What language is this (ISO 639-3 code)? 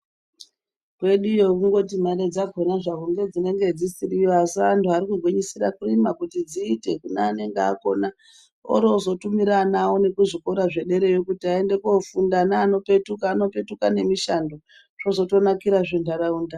ndc